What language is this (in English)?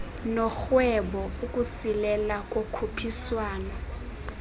Xhosa